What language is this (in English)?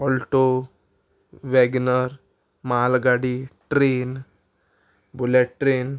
Konkani